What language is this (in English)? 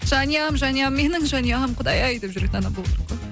Kazakh